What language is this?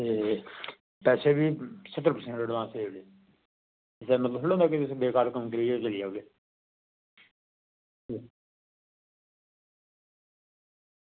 Dogri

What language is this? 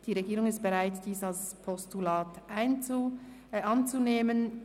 Swiss German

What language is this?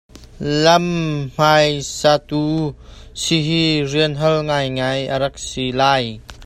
Hakha Chin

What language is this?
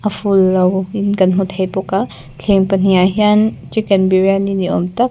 Mizo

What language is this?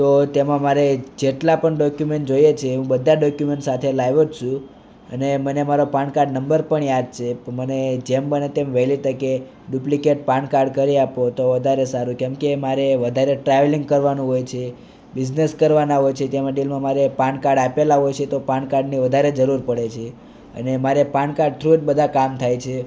Gujarati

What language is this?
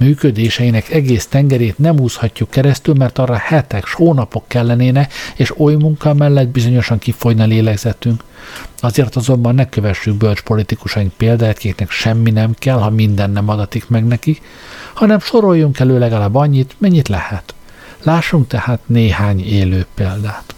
Hungarian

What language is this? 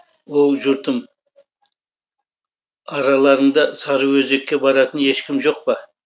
Kazakh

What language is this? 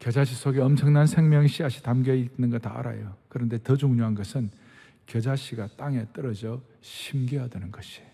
Korean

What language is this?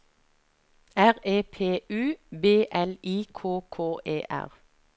Norwegian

